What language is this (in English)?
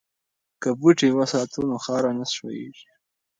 Pashto